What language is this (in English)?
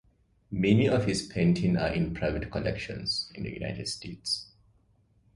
English